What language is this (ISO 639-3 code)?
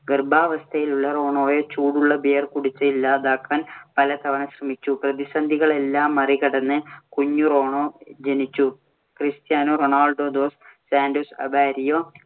mal